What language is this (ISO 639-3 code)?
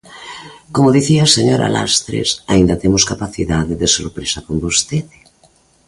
glg